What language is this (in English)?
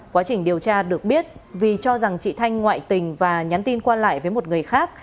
Vietnamese